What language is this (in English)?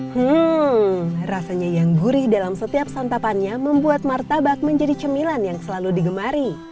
Indonesian